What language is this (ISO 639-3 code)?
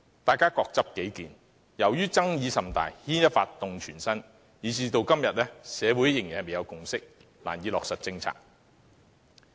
yue